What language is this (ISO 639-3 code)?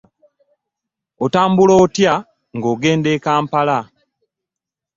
lug